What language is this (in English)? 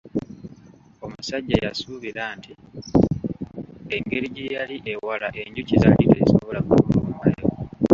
Ganda